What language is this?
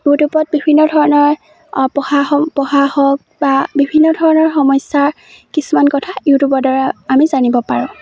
Assamese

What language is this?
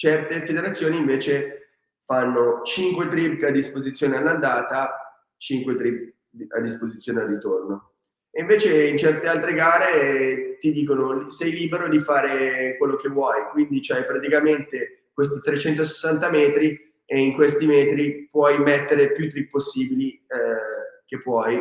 Italian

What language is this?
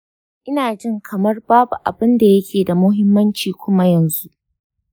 Hausa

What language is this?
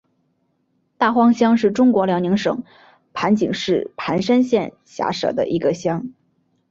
Chinese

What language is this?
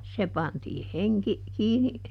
Finnish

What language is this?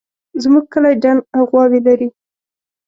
Pashto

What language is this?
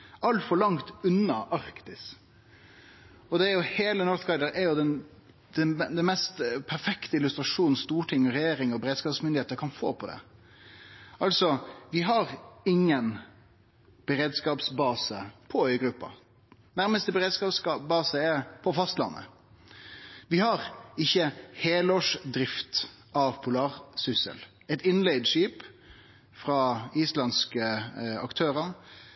Norwegian Nynorsk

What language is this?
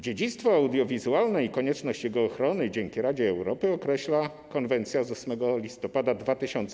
Polish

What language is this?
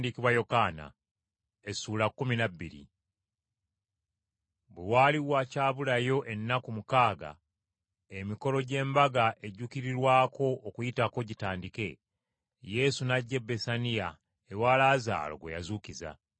Ganda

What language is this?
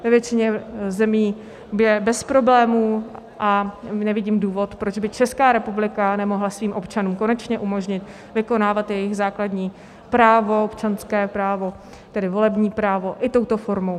Czech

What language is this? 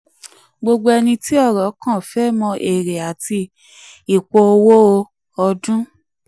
Yoruba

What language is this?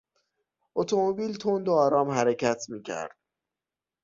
Persian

